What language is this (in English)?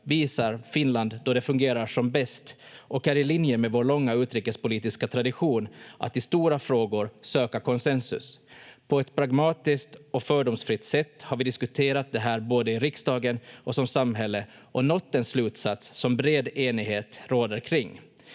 Finnish